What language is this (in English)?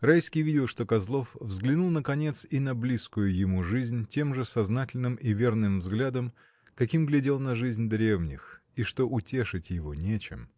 Russian